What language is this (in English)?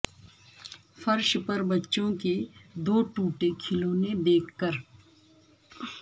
Urdu